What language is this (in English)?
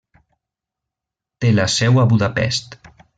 Catalan